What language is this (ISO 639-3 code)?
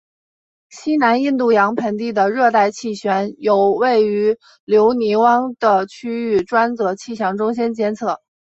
zho